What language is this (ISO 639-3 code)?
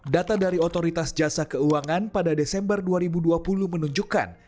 ind